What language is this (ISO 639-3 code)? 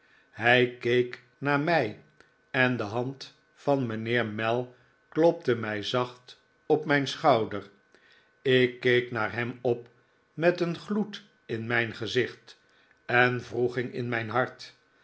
nld